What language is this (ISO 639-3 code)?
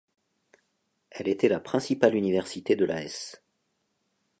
fra